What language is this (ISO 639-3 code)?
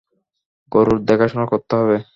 ben